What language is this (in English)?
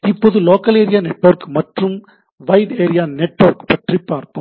Tamil